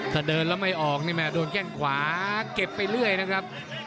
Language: Thai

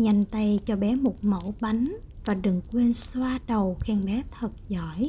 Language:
Vietnamese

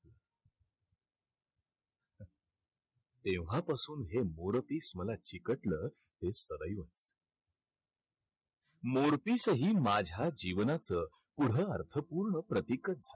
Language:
Marathi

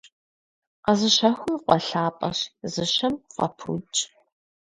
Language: Kabardian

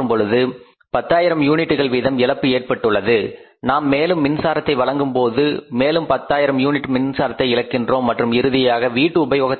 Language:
Tamil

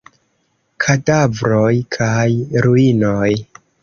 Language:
Esperanto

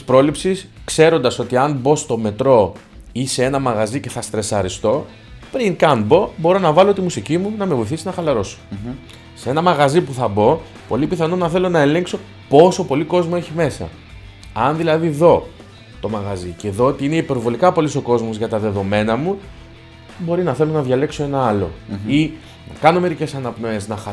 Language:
Greek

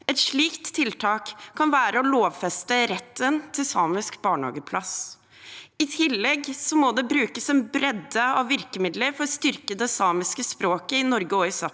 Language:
Norwegian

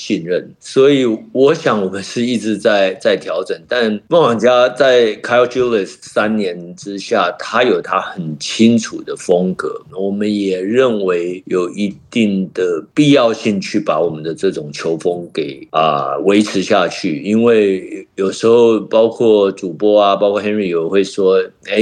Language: Chinese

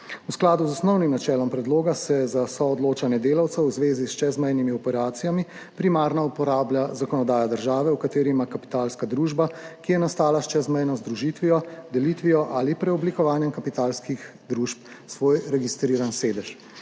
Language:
Slovenian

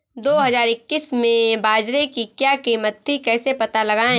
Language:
Hindi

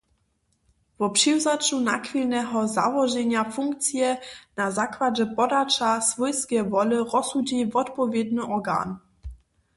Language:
Upper Sorbian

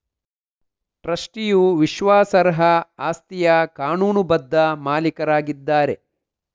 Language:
Kannada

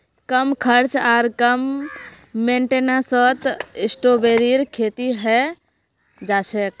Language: Magahi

